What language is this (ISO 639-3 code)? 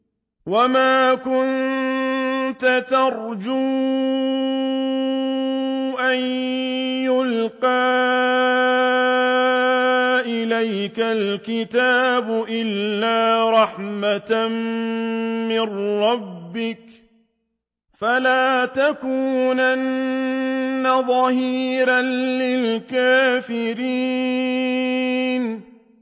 ara